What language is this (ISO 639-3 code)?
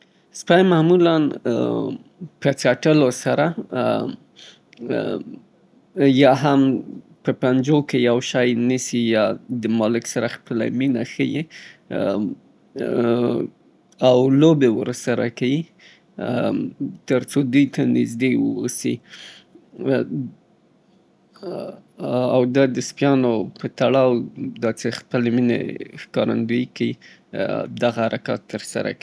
pbt